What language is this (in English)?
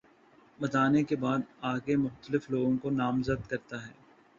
Urdu